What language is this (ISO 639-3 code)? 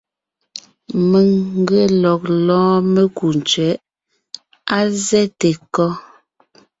nnh